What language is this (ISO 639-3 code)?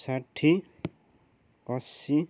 nep